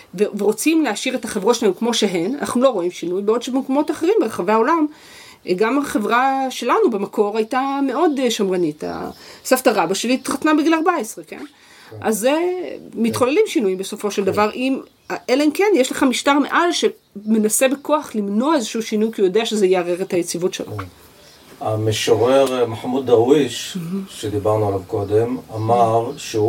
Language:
Hebrew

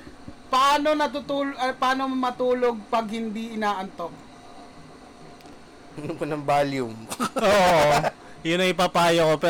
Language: Filipino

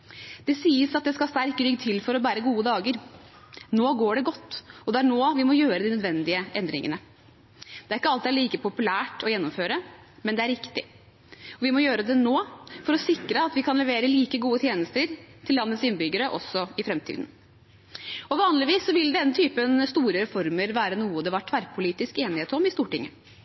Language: Norwegian Bokmål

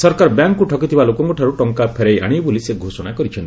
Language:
Odia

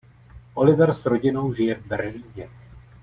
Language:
Czech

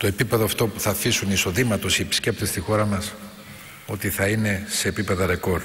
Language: Greek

